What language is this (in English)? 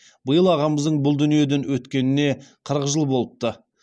Kazakh